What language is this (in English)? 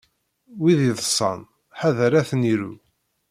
Kabyle